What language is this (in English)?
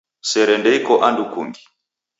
Taita